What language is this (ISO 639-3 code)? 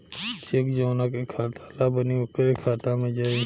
bho